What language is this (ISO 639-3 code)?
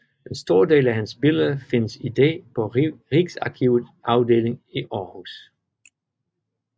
dan